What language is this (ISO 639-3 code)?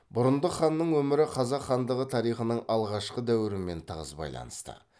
kaz